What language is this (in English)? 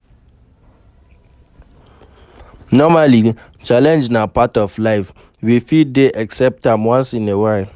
Nigerian Pidgin